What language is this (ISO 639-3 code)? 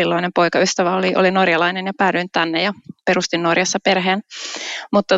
fin